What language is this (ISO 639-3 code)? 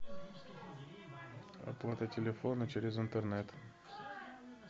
rus